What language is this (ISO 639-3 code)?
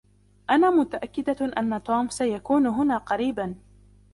ara